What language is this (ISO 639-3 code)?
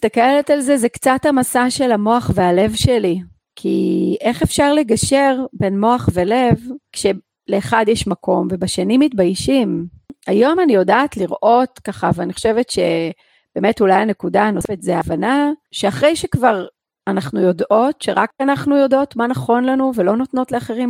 heb